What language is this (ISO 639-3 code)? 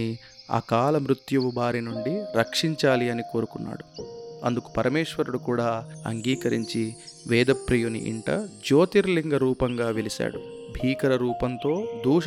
tel